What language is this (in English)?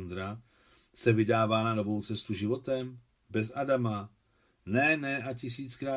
Czech